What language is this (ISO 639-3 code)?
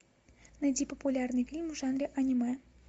rus